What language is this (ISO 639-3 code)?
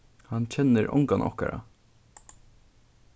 fao